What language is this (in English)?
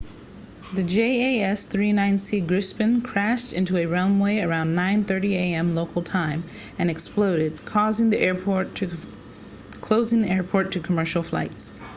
English